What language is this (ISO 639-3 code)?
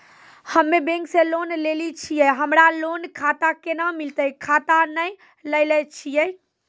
mai